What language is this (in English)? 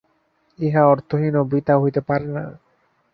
Bangla